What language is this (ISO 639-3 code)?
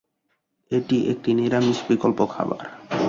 ben